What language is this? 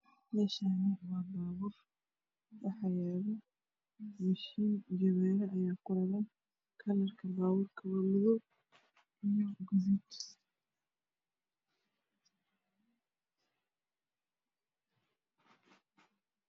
Somali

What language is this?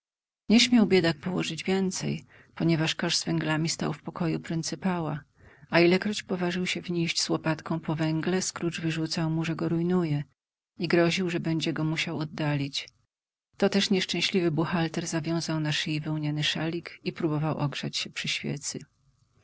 Polish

